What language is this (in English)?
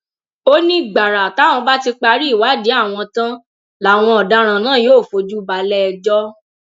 Yoruba